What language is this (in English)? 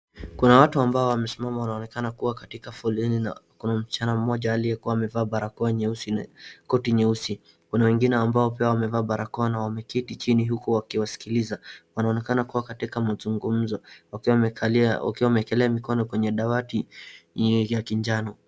Swahili